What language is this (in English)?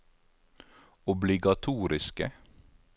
Norwegian